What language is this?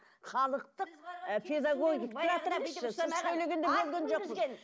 Kazakh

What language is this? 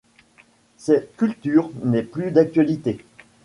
French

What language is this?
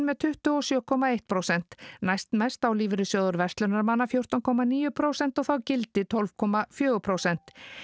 Icelandic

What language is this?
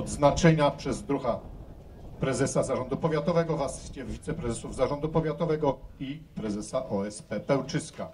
Polish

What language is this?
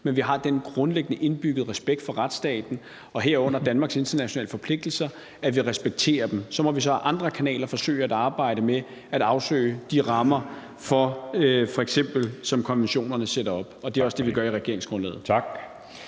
Danish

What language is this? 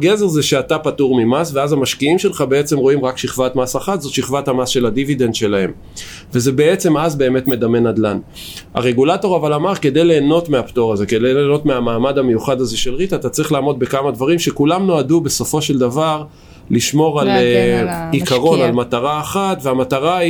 Hebrew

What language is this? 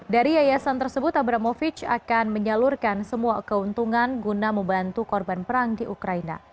Indonesian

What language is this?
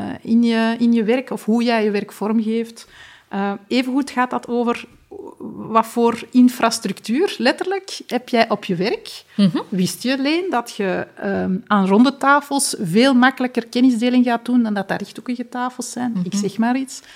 Dutch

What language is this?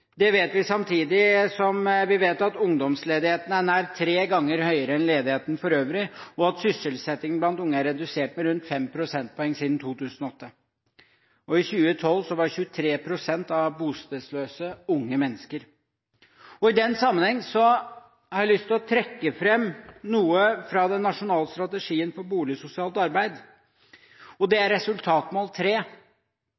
Norwegian Bokmål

